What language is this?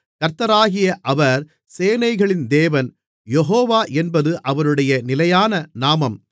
Tamil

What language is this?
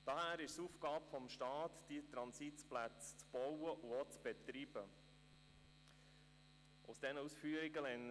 Swiss German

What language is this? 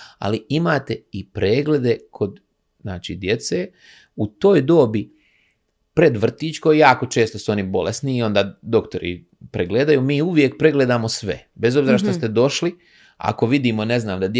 Croatian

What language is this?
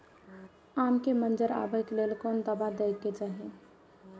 Maithili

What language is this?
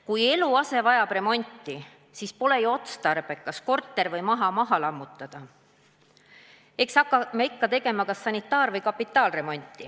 Estonian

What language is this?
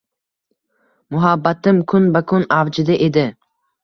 Uzbek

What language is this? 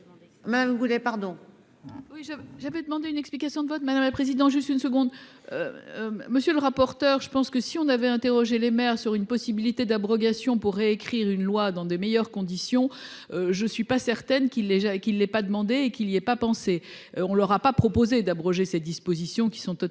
French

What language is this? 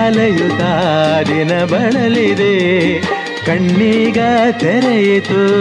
Kannada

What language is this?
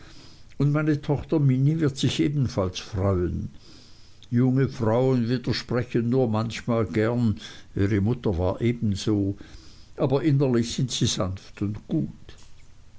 German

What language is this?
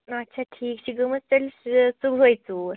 Kashmiri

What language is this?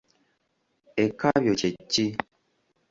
Ganda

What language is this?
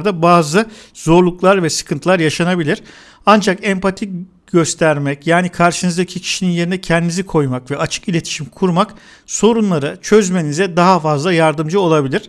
Turkish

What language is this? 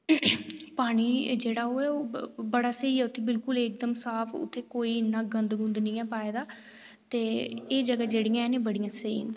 Dogri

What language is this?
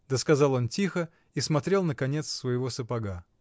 Russian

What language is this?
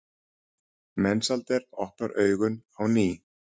Icelandic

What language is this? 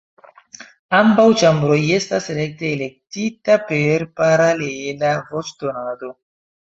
Esperanto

